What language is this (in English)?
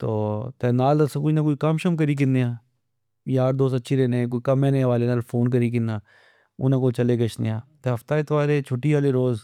Pahari-Potwari